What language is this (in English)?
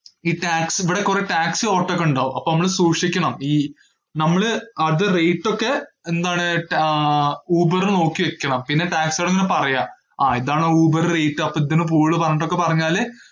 Malayalam